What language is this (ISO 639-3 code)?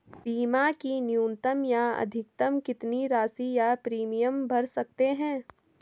hin